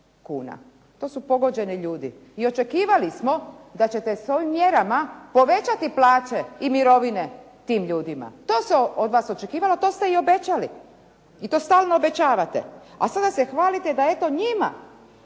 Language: Croatian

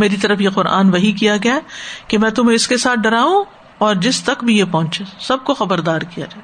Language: Urdu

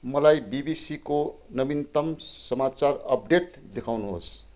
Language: Nepali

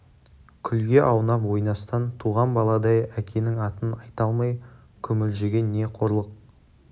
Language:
Kazakh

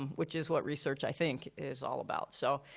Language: English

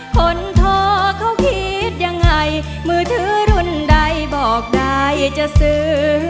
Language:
Thai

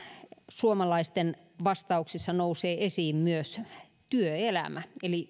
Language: Finnish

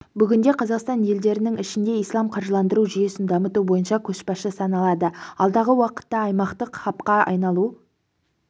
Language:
Kazakh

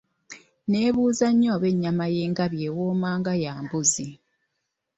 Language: Ganda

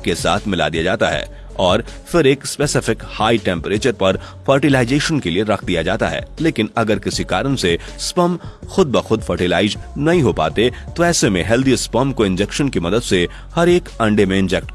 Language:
Hindi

